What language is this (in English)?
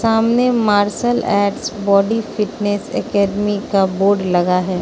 Hindi